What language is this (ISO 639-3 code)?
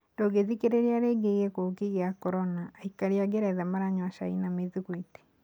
kik